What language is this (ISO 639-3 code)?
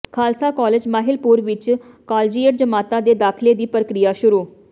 pan